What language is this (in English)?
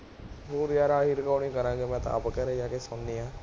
Punjabi